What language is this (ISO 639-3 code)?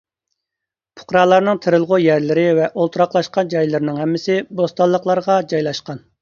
uig